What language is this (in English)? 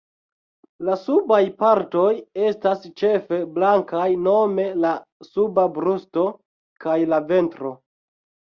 Esperanto